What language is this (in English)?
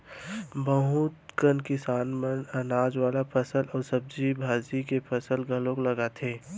Chhattisgarhi